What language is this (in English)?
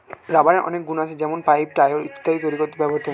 Bangla